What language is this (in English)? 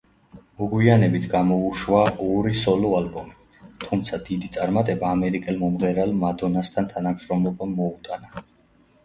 Georgian